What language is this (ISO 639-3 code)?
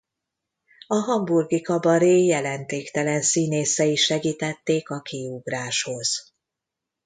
hun